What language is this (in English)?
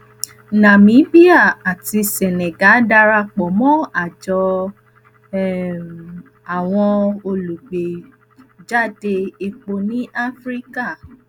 Yoruba